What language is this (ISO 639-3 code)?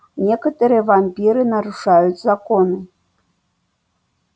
rus